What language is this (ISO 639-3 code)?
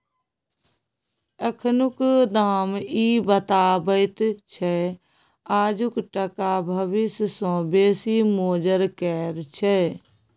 mai